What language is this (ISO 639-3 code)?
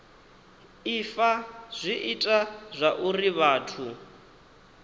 ven